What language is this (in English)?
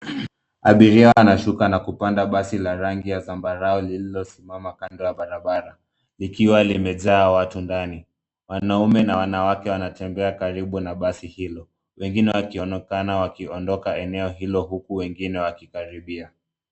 Swahili